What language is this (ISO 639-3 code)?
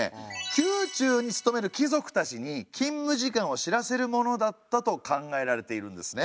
jpn